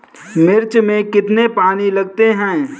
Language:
Hindi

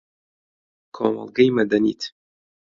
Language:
Central Kurdish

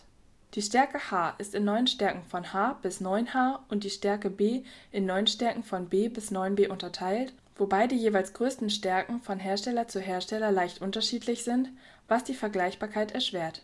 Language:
German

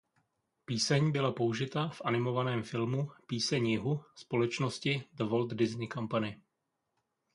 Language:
Czech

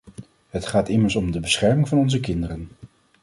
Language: Dutch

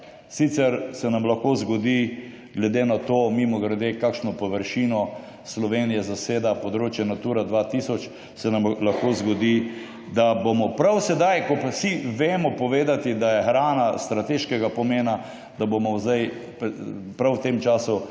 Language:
Slovenian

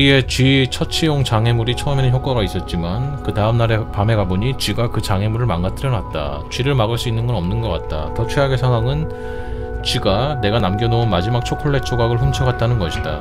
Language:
Korean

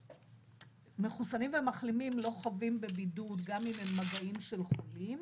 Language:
Hebrew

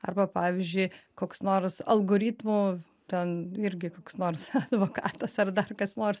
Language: Lithuanian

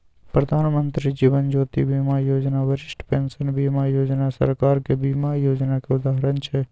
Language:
Maithili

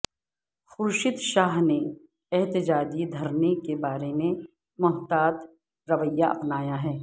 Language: Urdu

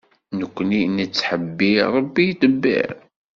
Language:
Kabyle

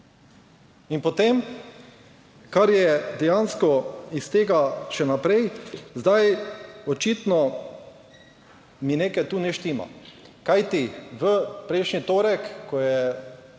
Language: Slovenian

